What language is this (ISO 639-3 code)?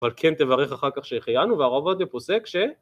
heb